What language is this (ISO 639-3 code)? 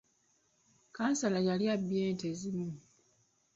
lug